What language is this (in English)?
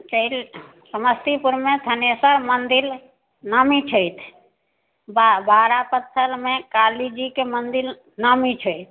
Maithili